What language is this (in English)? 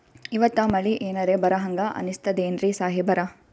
Kannada